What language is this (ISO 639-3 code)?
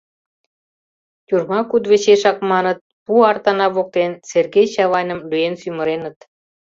chm